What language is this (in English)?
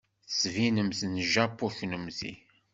Kabyle